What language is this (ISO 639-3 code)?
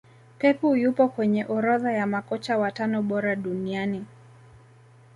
swa